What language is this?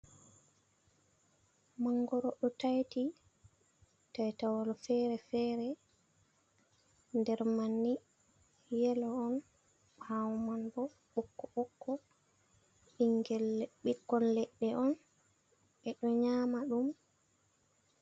Fula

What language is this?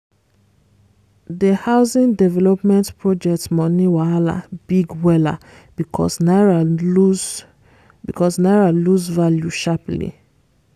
Nigerian Pidgin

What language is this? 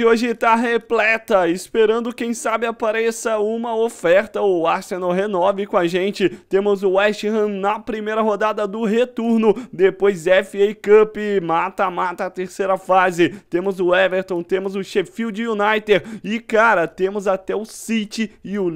Portuguese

